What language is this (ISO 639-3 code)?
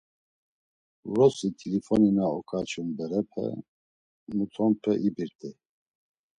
lzz